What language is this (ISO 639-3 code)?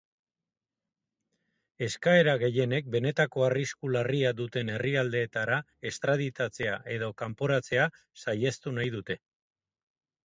eus